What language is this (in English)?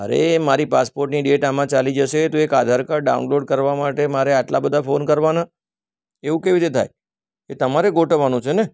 Gujarati